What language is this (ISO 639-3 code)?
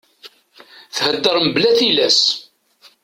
kab